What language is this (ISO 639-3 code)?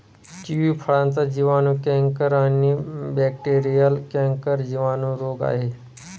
mar